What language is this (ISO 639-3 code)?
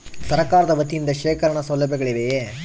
kan